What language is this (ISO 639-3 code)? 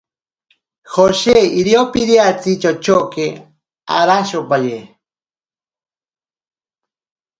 prq